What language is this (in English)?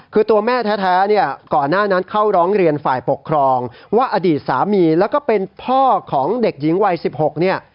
Thai